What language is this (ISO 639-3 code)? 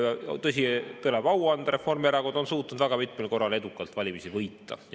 est